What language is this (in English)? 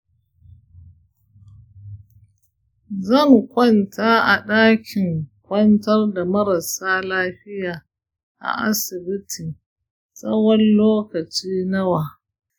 Hausa